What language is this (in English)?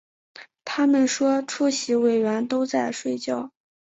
Chinese